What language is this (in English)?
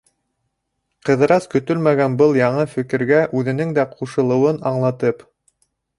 Bashkir